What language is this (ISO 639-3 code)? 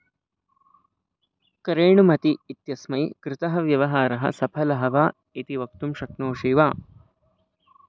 san